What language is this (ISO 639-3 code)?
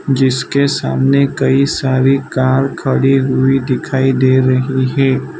hin